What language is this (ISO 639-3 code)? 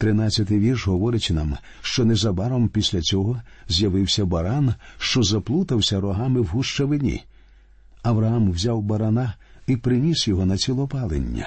ukr